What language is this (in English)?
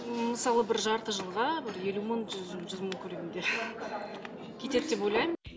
Kazakh